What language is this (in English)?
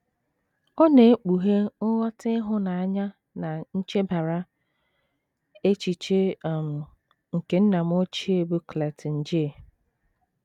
Igbo